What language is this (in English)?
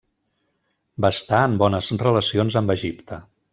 Catalan